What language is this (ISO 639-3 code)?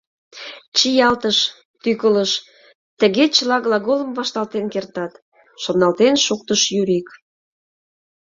chm